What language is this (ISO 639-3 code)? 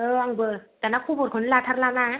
brx